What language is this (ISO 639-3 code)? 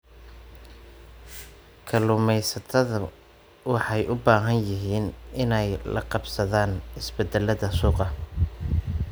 som